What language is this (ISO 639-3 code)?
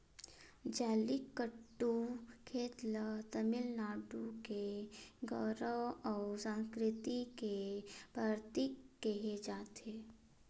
hne